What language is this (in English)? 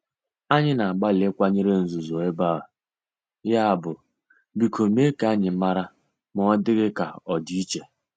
Igbo